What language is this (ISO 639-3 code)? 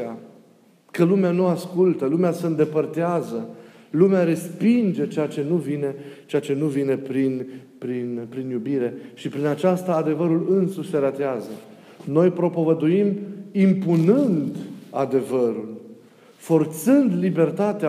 ron